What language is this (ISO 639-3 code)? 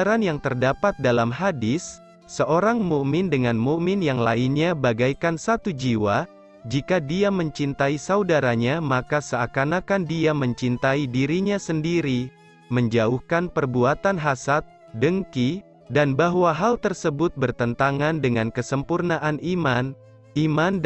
ind